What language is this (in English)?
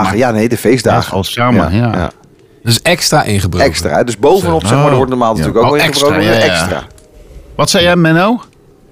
Dutch